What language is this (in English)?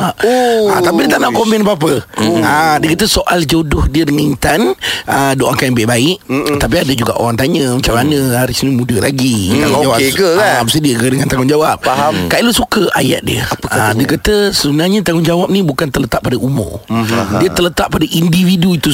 Malay